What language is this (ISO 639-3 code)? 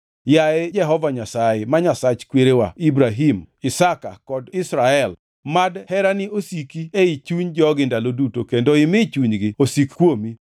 luo